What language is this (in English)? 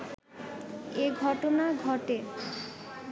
Bangla